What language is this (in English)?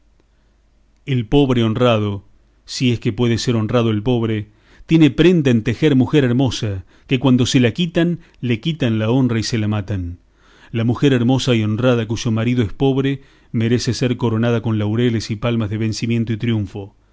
Spanish